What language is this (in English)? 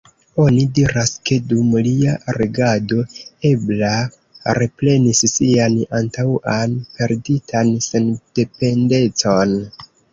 Esperanto